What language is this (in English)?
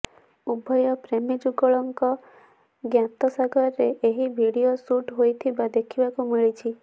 Odia